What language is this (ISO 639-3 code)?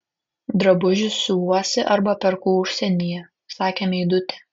lit